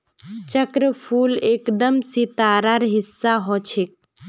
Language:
Magahi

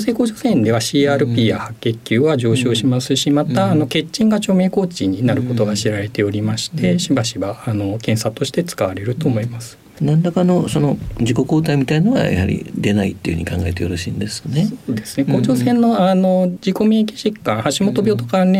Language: Japanese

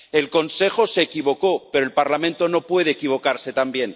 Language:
Spanish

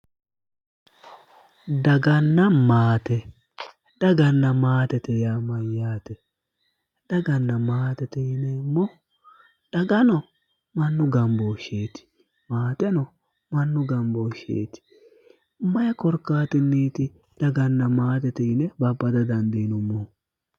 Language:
Sidamo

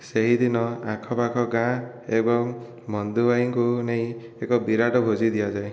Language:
Odia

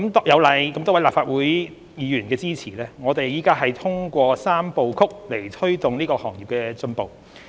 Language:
Cantonese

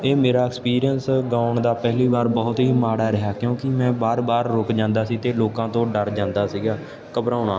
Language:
Punjabi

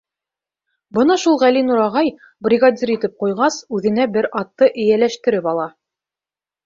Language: Bashkir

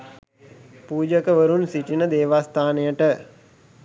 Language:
Sinhala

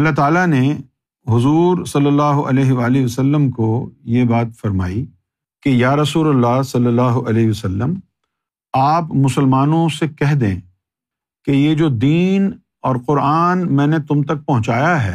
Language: Urdu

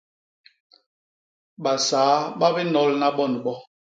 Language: Basaa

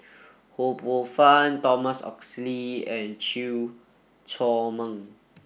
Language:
English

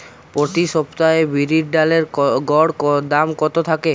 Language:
Bangla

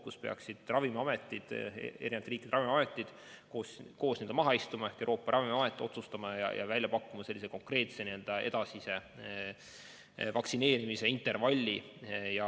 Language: Estonian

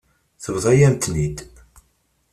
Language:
Kabyle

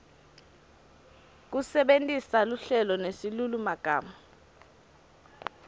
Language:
Swati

